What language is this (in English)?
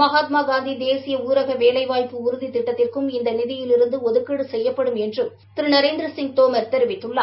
Tamil